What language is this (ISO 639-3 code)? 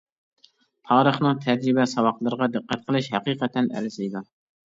uig